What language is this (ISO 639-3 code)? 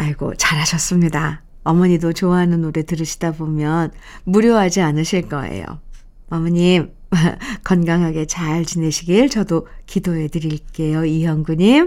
kor